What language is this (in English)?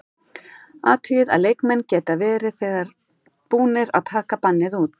Icelandic